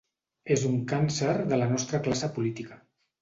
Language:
Catalan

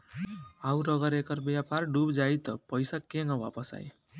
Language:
Bhojpuri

